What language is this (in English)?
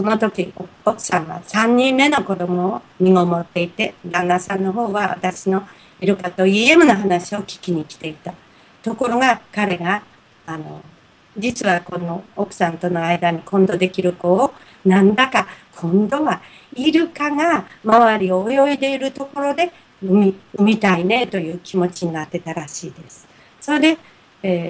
Japanese